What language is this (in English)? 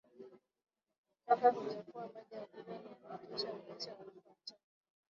Swahili